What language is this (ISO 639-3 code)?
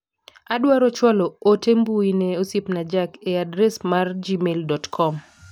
luo